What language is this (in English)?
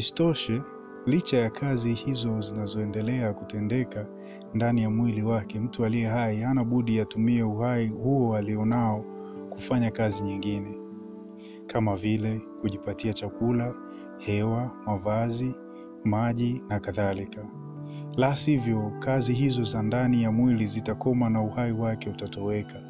Swahili